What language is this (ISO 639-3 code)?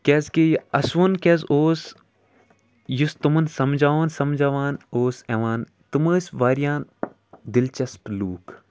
kas